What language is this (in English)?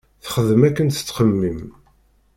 Kabyle